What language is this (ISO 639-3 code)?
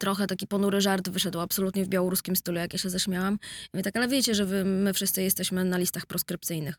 pol